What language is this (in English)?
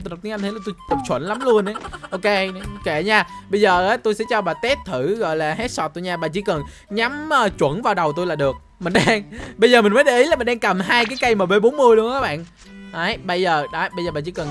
Vietnamese